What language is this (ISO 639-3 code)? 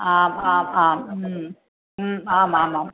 san